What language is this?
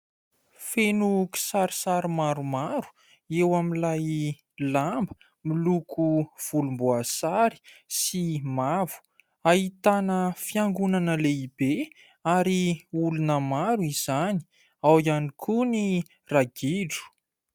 Malagasy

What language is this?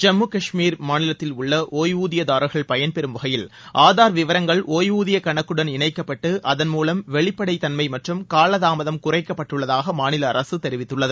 Tamil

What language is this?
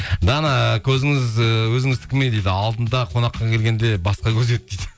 Kazakh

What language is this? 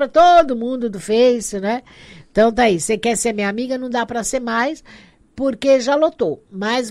Portuguese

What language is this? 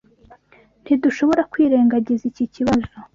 Kinyarwanda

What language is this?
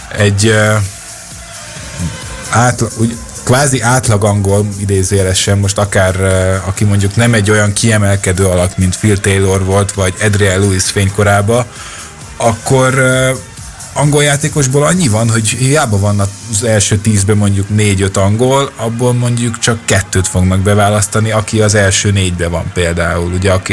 Hungarian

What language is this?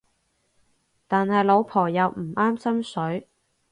Cantonese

